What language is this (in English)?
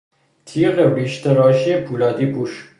Persian